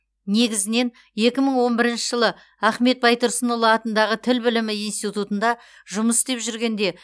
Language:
Kazakh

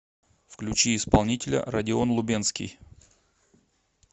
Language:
Russian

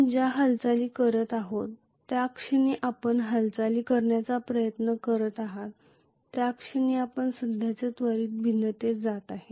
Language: Marathi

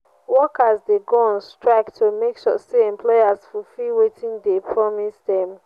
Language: Nigerian Pidgin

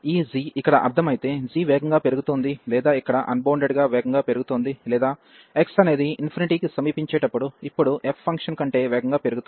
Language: Telugu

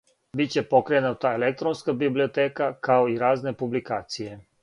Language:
Serbian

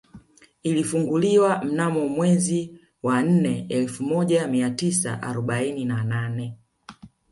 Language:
Swahili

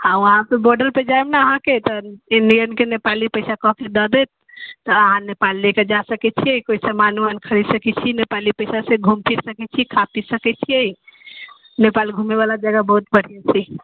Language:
Maithili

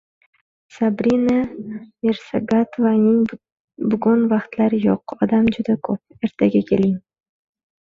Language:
Uzbek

